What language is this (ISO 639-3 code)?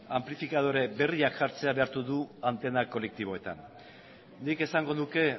eus